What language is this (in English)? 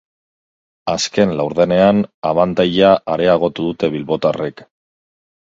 Basque